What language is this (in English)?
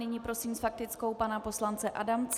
Czech